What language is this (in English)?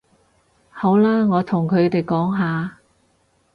Cantonese